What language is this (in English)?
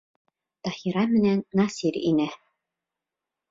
Bashkir